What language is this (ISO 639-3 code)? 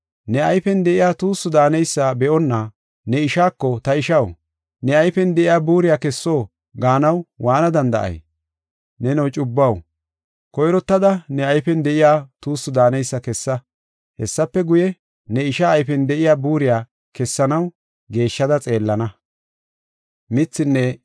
gof